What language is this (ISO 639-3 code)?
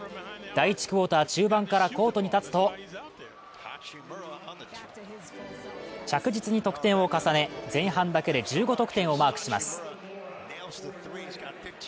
jpn